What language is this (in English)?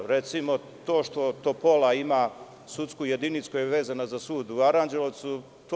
Serbian